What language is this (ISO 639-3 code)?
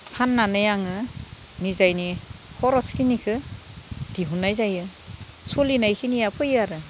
brx